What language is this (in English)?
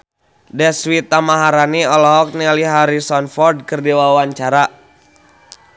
Sundanese